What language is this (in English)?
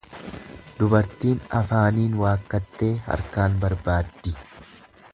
Oromo